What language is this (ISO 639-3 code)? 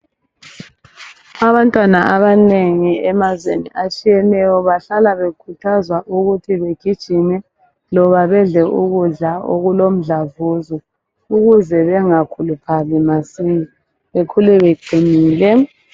nde